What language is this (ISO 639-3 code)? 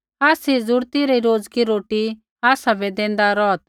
kfx